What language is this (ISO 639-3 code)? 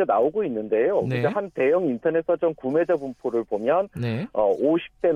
kor